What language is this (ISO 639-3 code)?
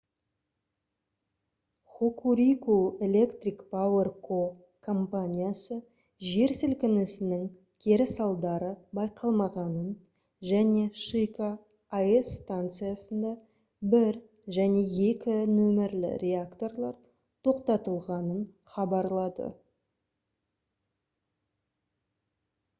kaz